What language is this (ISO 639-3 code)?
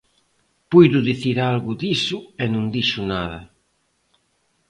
glg